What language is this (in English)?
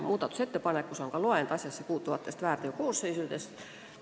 Estonian